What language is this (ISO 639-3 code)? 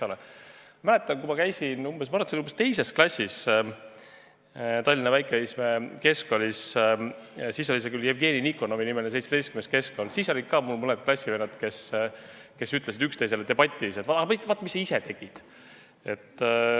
est